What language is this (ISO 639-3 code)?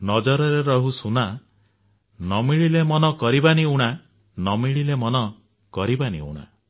ori